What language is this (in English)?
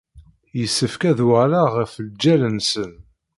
Kabyle